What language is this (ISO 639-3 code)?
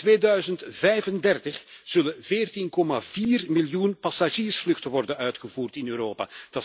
nld